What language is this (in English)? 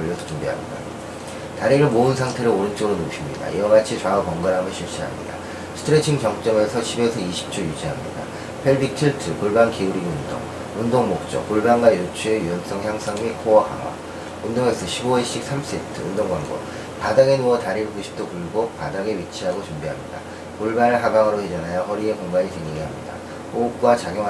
Korean